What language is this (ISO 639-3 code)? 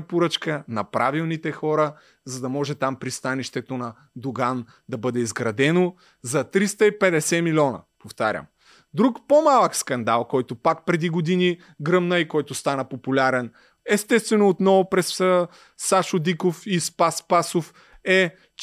bul